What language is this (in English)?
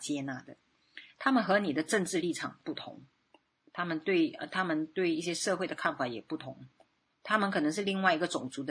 Chinese